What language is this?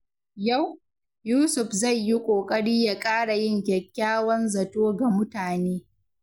Hausa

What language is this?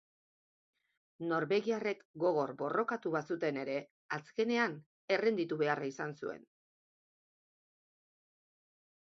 Basque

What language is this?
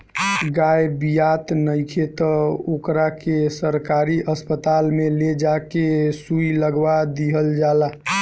Bhojpuri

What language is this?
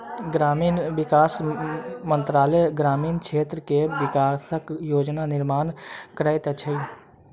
Maithili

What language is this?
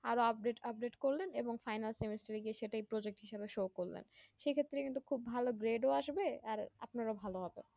Bangla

